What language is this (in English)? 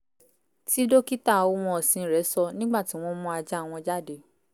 Yoruba